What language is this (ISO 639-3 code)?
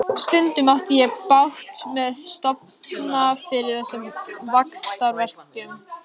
isl